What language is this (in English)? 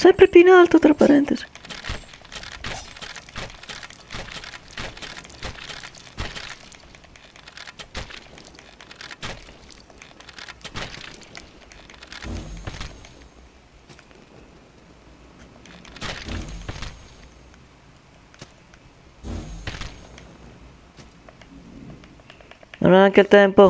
Italian